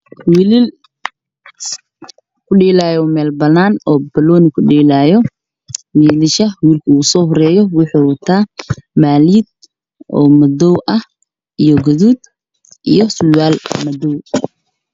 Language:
Somali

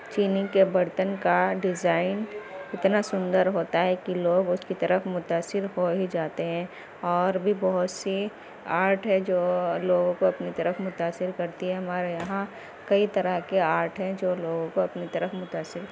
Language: Urdu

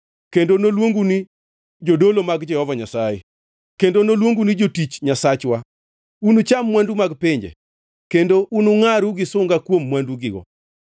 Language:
Luo (Kenya and Tanzania)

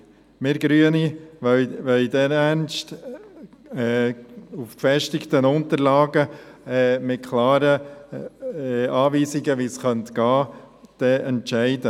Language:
Swiss German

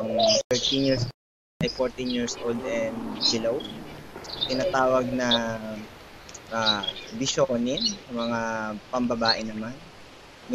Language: Filipino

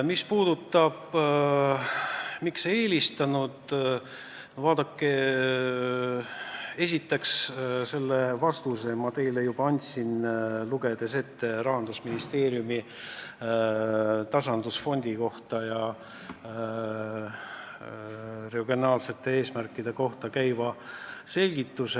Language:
Estonian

